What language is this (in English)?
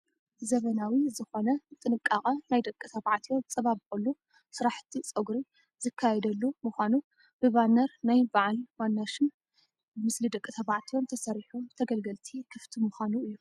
Tigrinya